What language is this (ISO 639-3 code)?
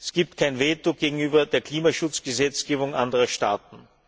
deu